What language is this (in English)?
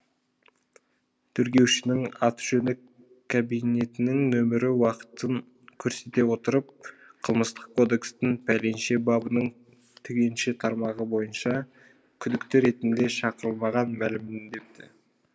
Kazakh